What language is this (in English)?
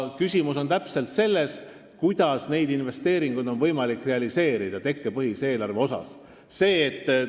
Estonian